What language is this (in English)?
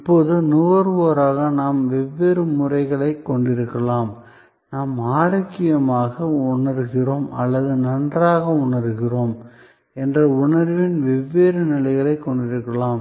Tamil